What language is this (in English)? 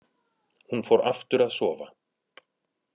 Icelandic